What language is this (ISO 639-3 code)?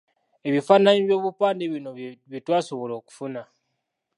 lug